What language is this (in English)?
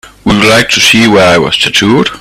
English